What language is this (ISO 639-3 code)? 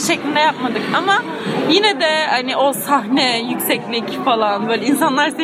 tur